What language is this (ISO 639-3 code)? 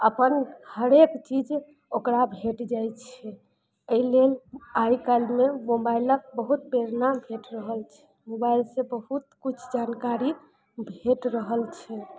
mai